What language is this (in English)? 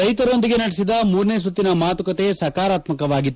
Kannada